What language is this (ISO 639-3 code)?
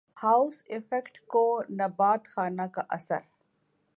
urd